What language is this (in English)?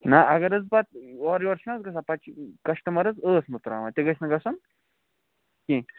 Kashmiri